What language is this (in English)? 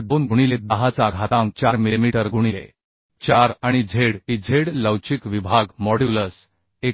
Marathi